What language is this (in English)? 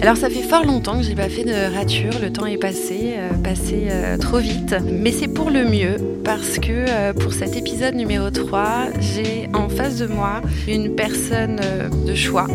French